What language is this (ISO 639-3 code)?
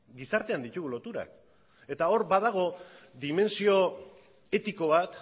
eus